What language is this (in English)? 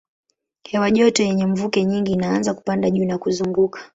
Swahili